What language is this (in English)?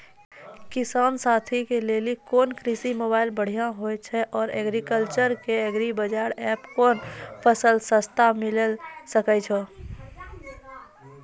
Maithili